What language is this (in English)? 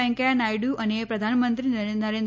Gujarati